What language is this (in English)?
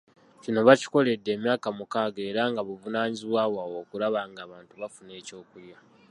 Ganda